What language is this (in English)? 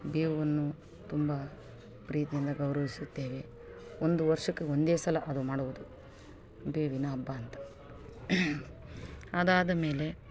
Kannada